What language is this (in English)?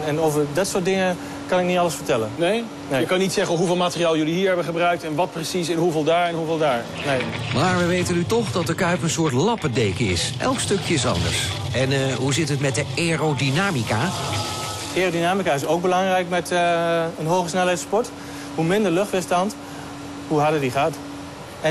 Dutch